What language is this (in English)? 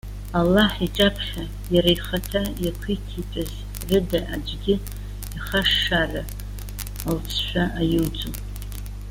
Abkhazian